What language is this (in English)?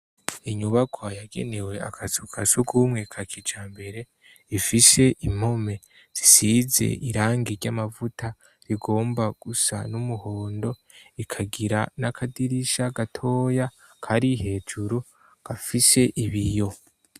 Rundi